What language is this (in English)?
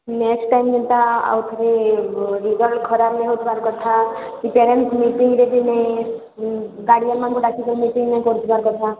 Odia